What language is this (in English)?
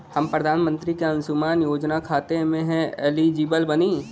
Bhojpuri